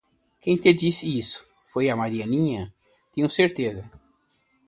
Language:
Portuguese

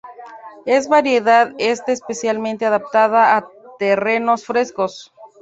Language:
Spanish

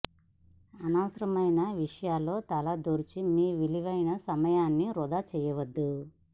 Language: Telugu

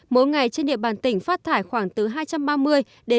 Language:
Vietnamese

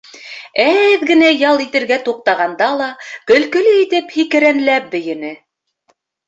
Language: Bashkir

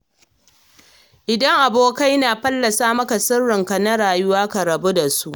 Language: Hausa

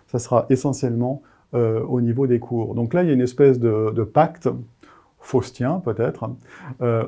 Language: French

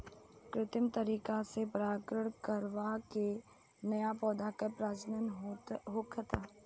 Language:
Bhojpuri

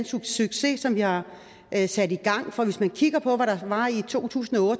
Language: Danish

